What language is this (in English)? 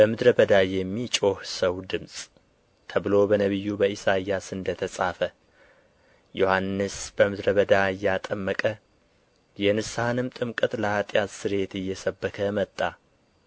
Amharic